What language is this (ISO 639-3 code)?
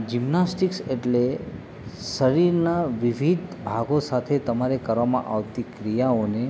guj